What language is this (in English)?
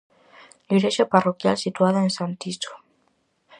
Galician